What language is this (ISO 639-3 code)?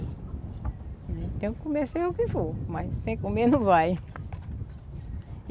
por